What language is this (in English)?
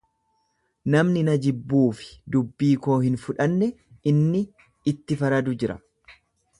Oromo